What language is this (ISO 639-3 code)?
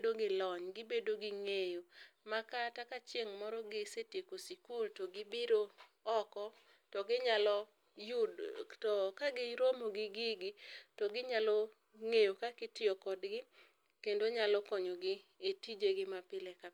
luo